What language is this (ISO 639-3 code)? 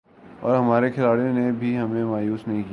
urd